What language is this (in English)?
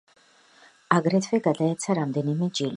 Georgian